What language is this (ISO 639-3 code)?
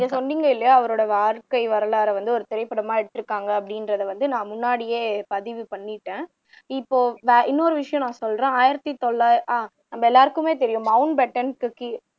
tam